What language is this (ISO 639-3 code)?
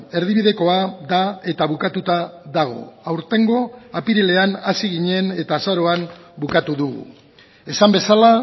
eus